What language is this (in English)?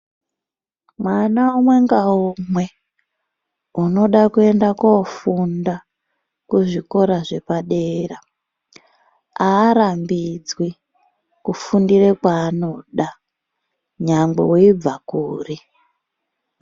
Ndau